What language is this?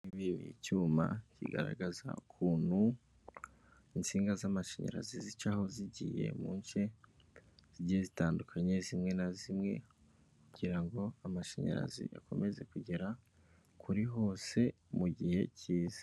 Kinyarwanda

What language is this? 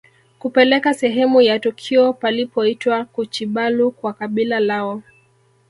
Swahili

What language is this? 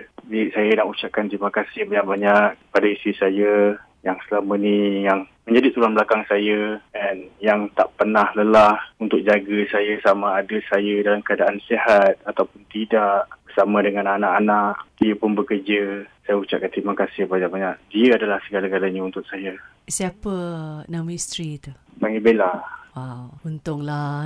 Malay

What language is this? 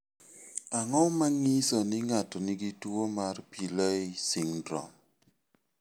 Luo (Kenya and Tanzania)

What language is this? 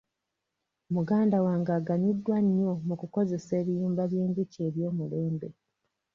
Ganda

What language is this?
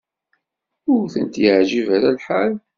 Kabyle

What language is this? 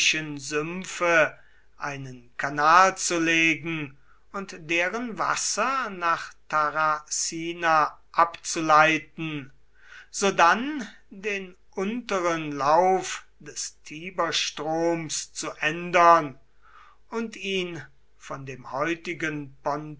German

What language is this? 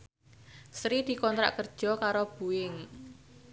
Javanese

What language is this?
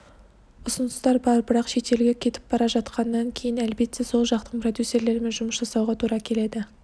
Kazakh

